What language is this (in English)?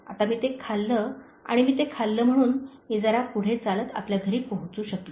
Marathi